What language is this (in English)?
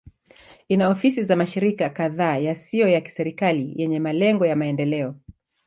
Swahili